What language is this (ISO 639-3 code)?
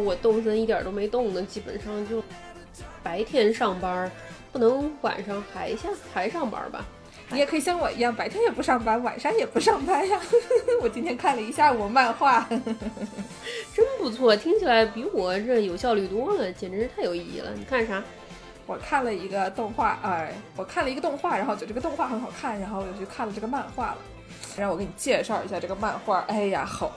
zho